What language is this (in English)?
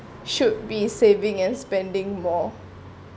English